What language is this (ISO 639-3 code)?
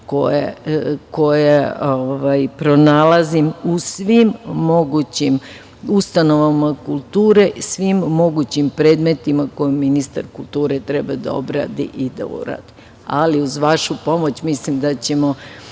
srp